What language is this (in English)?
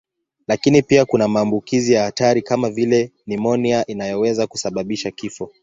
Swahili